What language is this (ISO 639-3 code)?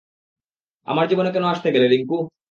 ben